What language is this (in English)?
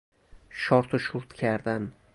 Persian